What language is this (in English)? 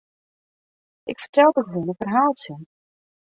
Western Frisian